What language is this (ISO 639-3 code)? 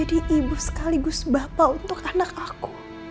ind